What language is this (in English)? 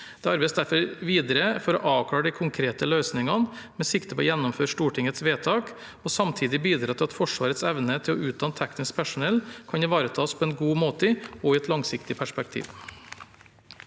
Norwegian